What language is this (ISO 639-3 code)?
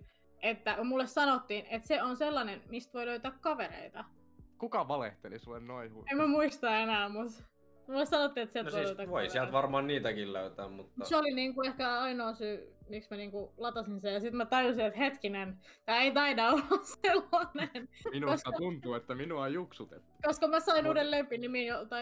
fin